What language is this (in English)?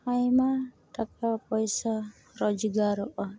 Santali